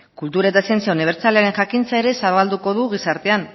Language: Basque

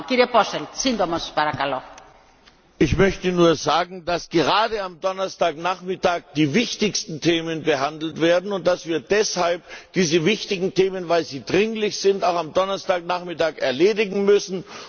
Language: German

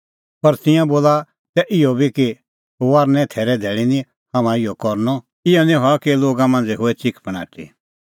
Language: Kullu Pahari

